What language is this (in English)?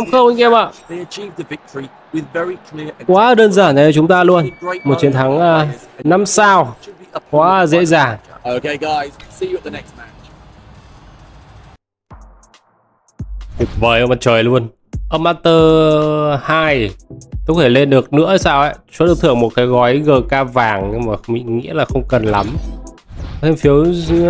Vietnamese